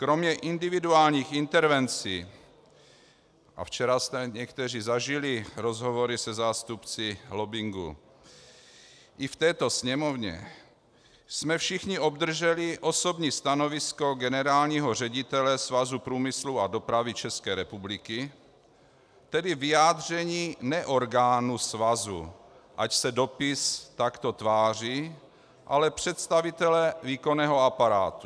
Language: Czech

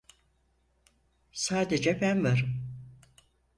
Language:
Turkish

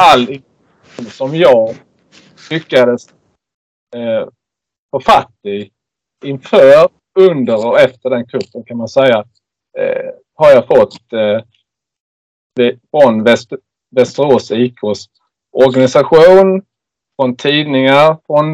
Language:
Swedish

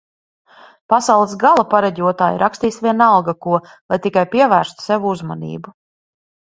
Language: Latvian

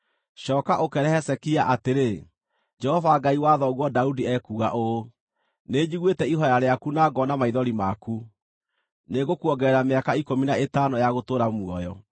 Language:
Kikuyu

